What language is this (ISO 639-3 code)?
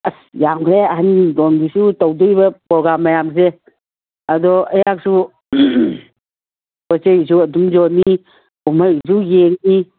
mni